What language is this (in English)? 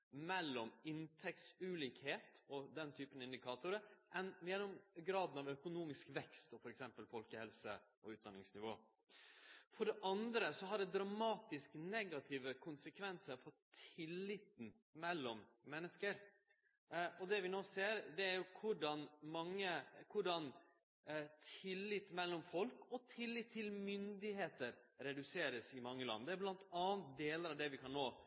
Norwegian Nynorsk